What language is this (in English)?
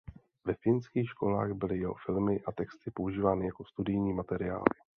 Czech